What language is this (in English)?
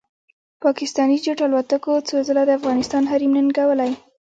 Pashto